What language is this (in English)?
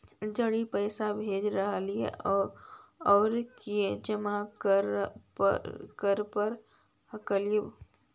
Magahi